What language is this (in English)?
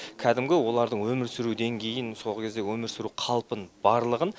Kazakh